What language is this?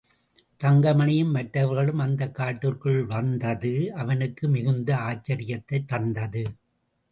Tamil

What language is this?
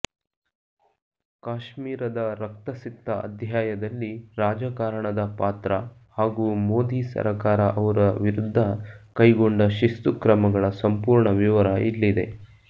Kannada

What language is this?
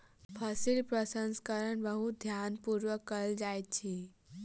Maithili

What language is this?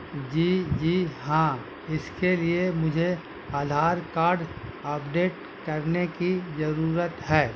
Urdu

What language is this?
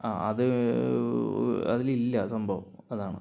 Malayalam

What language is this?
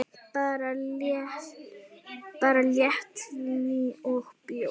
Icelandic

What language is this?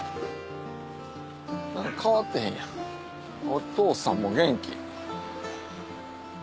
Japanese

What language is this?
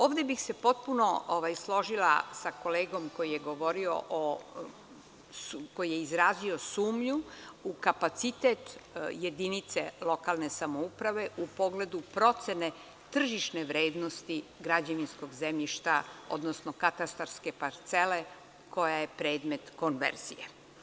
Serbian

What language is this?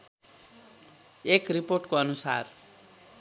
Nepali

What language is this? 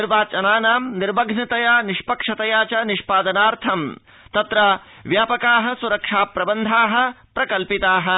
Sanskrit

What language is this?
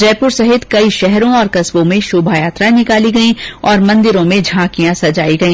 Hindi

